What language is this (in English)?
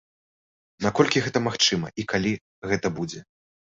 Belarusian